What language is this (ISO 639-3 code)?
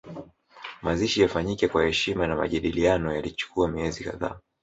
swa